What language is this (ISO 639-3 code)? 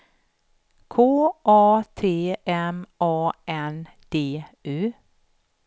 swe